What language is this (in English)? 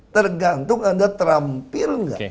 Indonesian